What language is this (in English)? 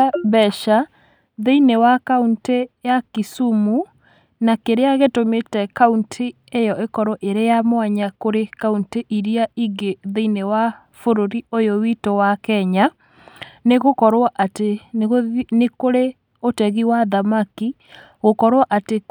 Kikuyu